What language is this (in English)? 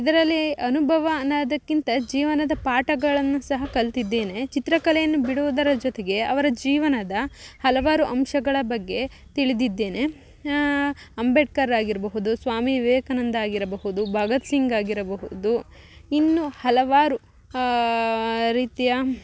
Kannada